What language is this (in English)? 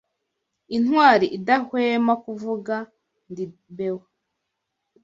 Kinyarwanda